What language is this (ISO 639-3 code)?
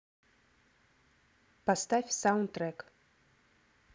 rus